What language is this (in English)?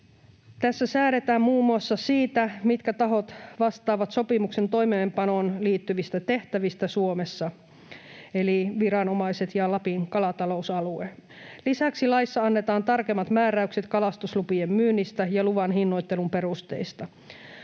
Finnish